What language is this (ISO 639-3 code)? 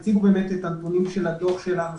heb